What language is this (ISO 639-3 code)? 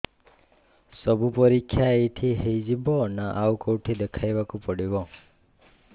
ori